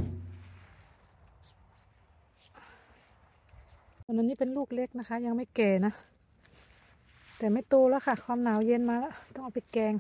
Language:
Thai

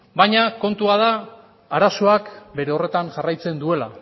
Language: Basque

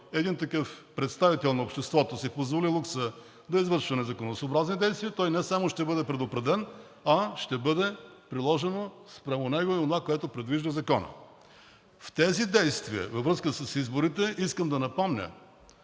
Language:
Bulgarian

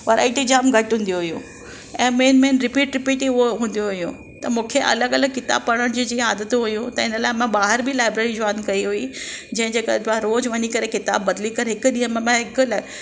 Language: Sindhi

